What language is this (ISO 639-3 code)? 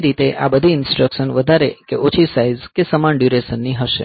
guj